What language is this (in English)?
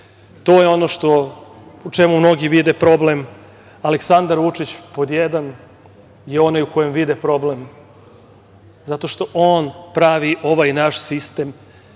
Serbian